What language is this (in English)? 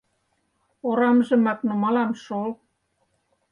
Mari